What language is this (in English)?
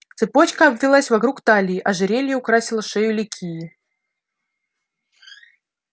Russian